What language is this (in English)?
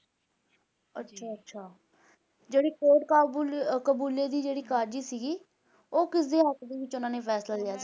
Punjabi